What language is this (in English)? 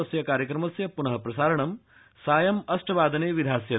Sanskrit